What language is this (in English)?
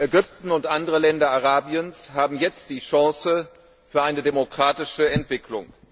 German